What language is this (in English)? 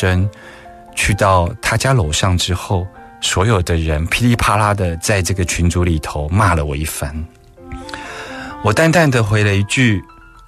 Chinese